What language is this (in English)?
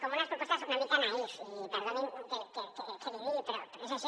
Catalan